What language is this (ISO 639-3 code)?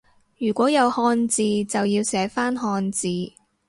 yue